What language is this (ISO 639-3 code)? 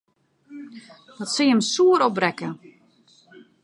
fry